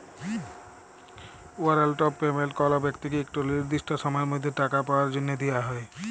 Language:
Bangla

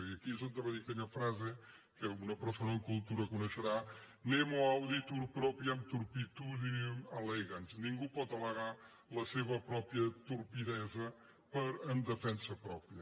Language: Catalan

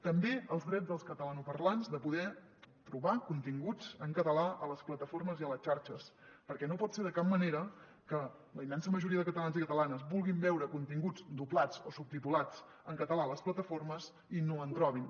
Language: Catalan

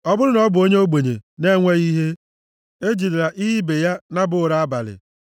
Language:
Igbo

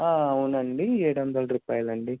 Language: Telugu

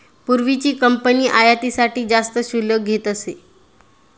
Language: Marathi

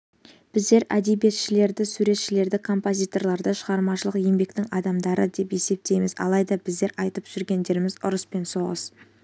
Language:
Kazakh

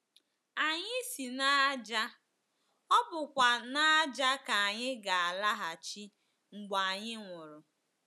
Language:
Igbo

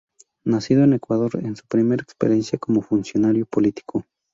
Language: Spanish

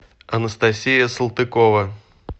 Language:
Russian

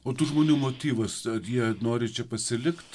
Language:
Lithuanian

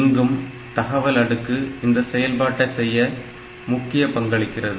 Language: Tamil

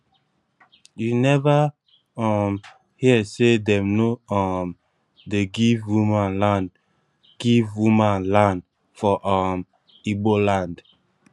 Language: Nigerian Pidgin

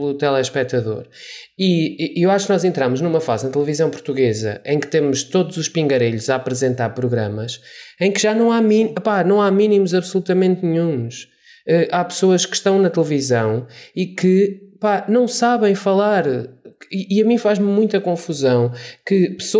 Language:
Portuguese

